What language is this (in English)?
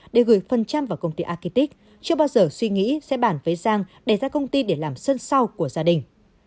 Vietnamese